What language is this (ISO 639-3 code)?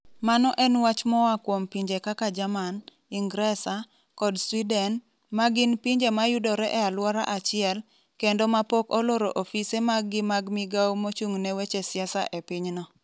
luo